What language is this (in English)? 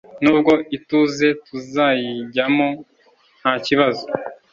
Kinyarwanda